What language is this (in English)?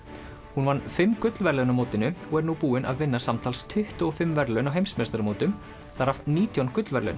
Icelandic